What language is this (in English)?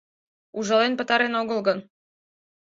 Mari